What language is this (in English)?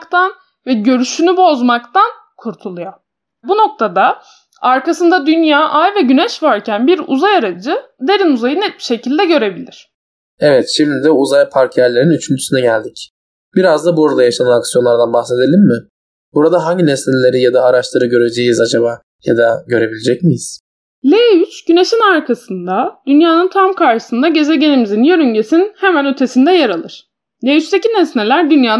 Turkish